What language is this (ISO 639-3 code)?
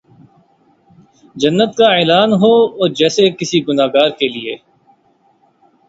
urd